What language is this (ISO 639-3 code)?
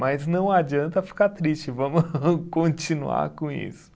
por